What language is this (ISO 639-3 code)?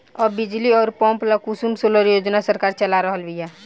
bho